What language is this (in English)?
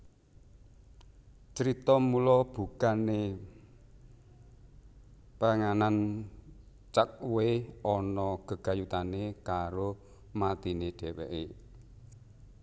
Javanese